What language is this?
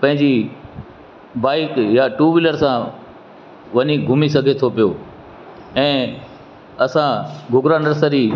Sindhi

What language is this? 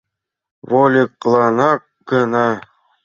Mari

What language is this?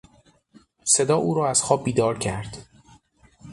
Persian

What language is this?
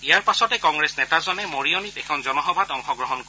Assamese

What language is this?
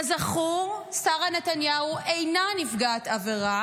Hebrew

